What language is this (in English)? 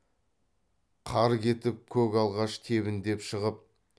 Kazakh